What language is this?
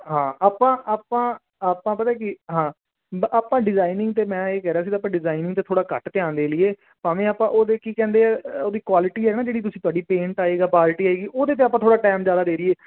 Punjabi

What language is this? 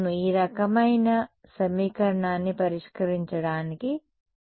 Telugu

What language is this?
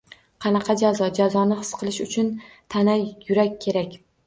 Uzbek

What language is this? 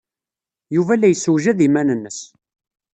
Kabyle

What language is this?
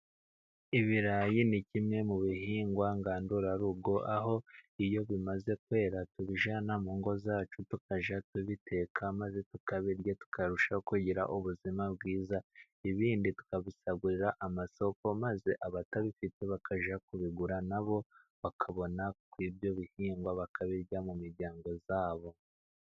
Kinyarwanda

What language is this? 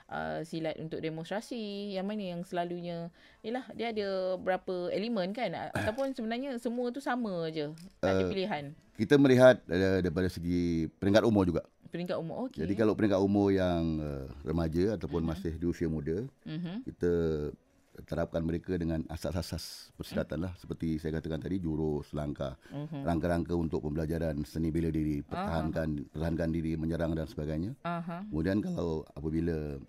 Malay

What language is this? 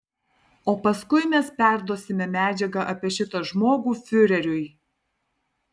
Lithuanian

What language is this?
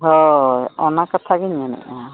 Santali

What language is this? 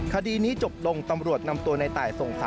Thai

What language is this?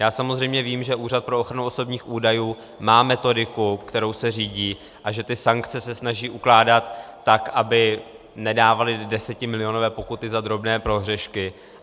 Czech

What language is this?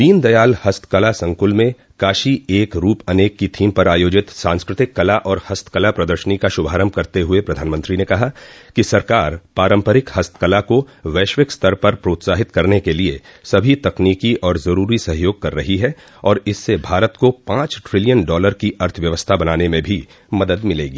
Hindi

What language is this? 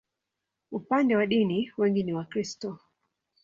Swahili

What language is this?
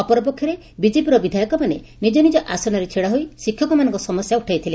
Odia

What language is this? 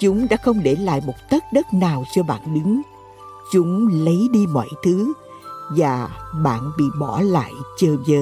Vietnamese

